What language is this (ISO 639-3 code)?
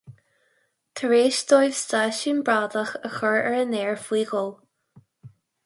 gle